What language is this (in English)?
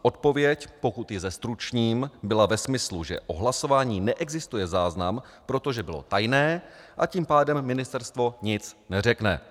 Czech